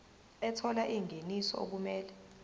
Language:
Zulu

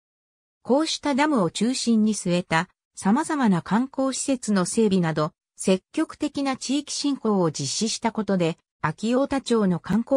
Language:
Japanese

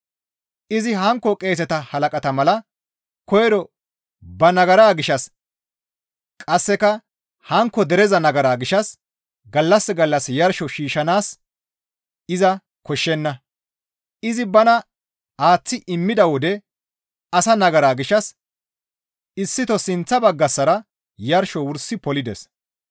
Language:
Gamo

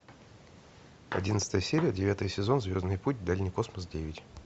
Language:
Russian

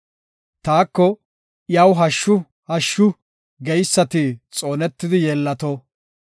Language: Gofa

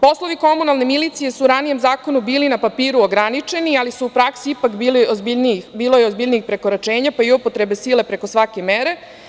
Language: Serbian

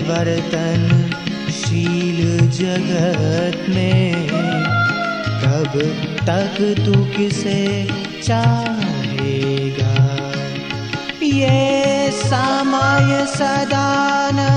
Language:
Hindi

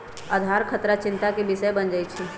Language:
Magahi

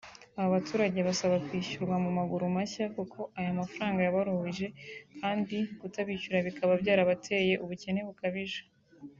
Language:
Kinyarwanda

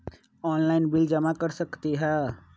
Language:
Magahi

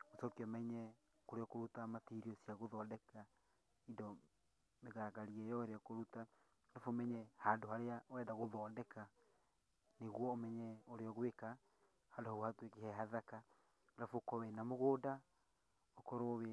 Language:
Kikuyu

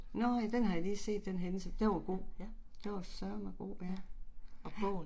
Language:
Danish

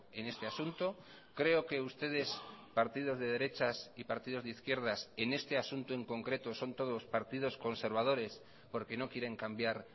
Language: Spanish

